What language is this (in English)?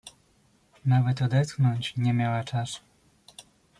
Polish